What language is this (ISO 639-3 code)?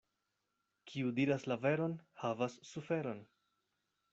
epo